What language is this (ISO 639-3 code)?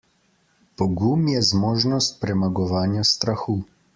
slv